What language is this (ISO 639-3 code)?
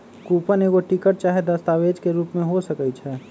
mag